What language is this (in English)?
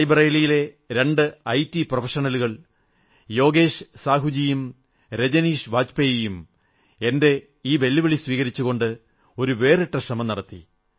Malayalam